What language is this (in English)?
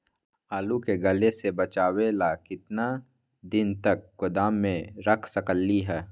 Magahi